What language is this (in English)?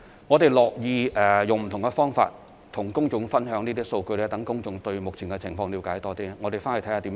Cantonese